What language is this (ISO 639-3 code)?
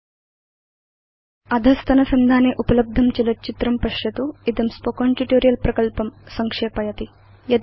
san